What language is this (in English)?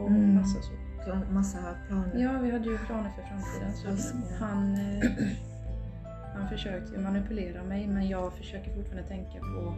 Swedish